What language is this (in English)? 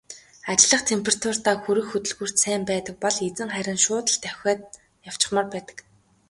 Mongolian